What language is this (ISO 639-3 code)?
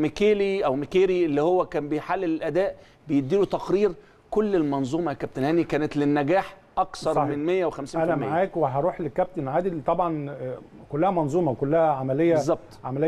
ara